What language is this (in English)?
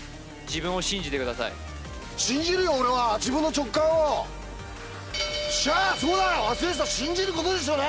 Japanese